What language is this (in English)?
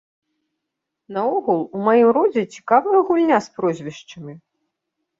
Belarusian